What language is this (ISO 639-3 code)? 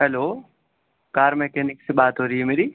urd